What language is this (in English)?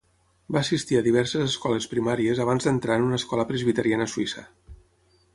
Catalan